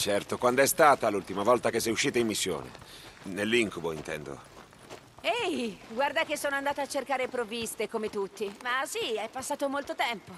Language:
Italian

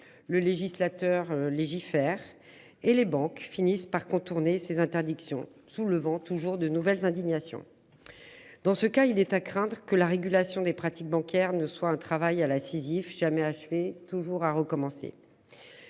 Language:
French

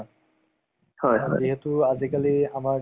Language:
Assamese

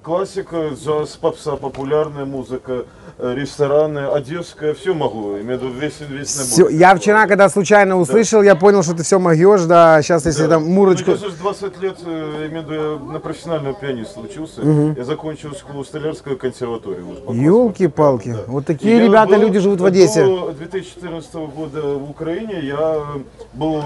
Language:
Russian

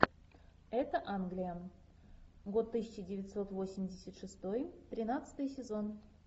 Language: Russian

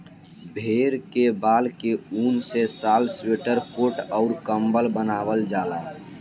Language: Bhojpuri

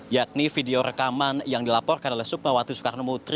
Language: Indonesian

